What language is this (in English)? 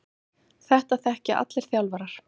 Icelandic